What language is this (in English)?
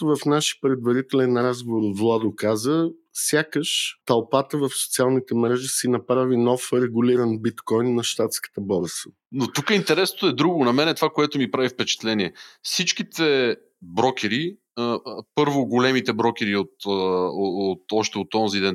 Bulgarian